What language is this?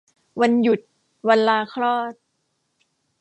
Thai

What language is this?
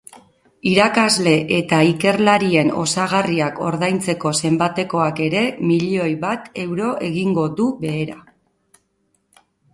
Basque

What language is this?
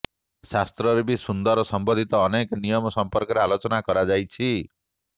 Odia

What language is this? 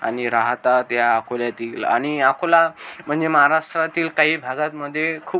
Marathi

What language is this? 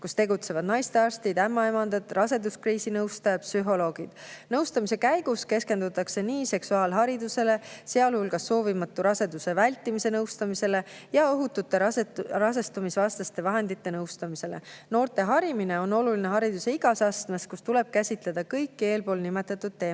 Estonian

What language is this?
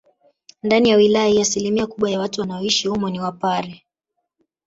Swahili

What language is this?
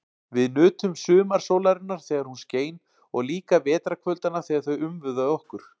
Icelandic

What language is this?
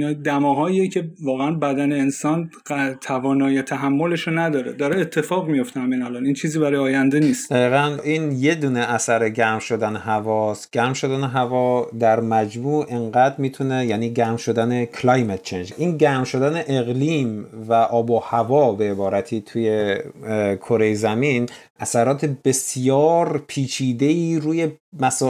Persian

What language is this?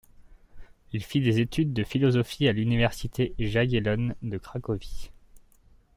French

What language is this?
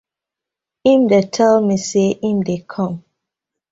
Nigerian Pidgin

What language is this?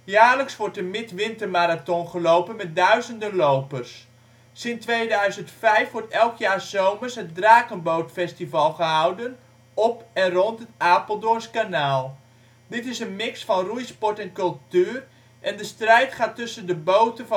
Dutch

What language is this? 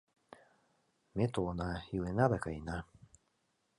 Mari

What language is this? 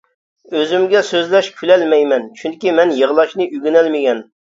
Uyghur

